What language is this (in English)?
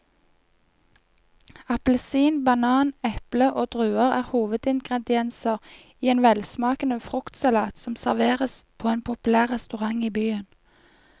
Norwegian